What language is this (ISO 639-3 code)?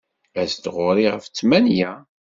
kab